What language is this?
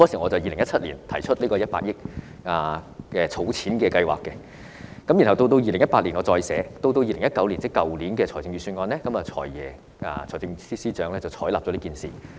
Cantonese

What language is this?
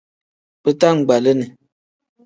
Tem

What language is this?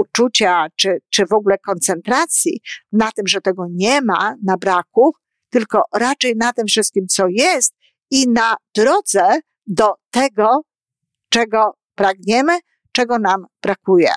Polish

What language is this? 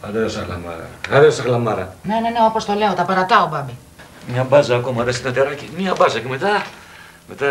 Greek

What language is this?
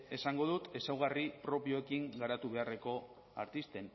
Basque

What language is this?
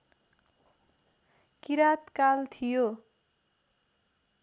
Nepali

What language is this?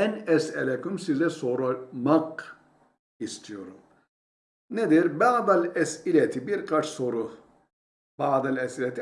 Turkish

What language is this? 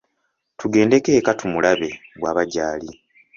Ganda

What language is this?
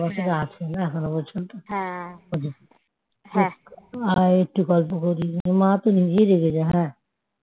Bangla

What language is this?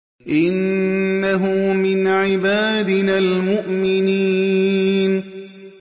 Arabic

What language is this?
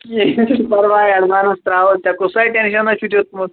Kashmiri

